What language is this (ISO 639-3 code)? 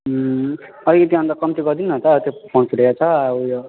nep